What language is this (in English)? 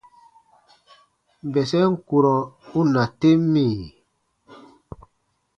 Baatonum